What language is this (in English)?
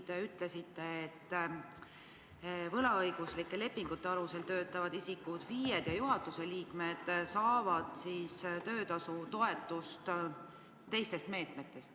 Estonian